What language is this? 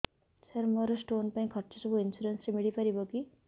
Odia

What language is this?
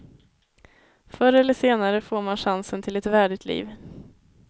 Swedish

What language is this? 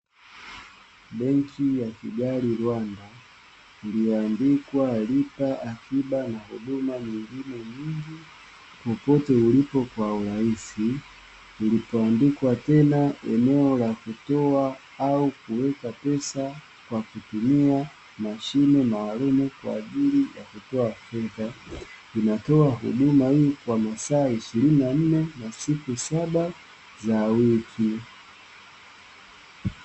Swahili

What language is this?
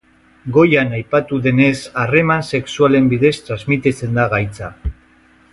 Basque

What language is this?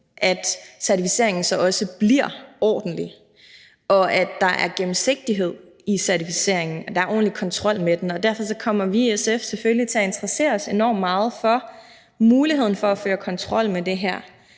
Danish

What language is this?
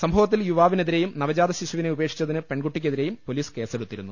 Malayalam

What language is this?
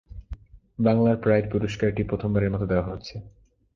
Bangla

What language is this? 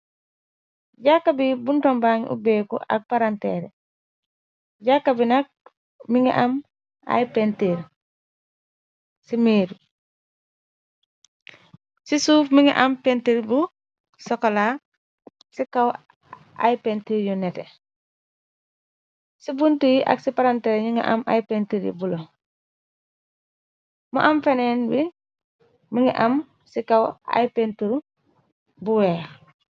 Wolof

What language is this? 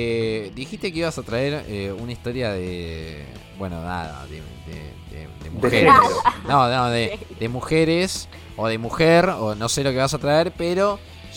Spanish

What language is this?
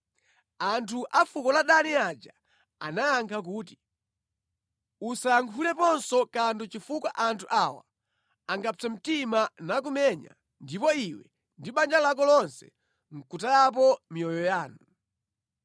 Nyanja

